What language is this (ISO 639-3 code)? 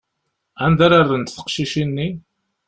kab